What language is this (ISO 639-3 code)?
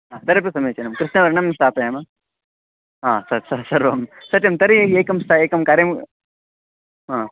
san